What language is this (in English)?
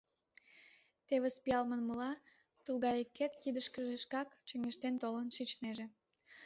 Mari